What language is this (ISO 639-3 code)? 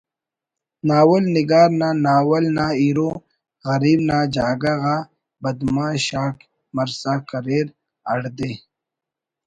brh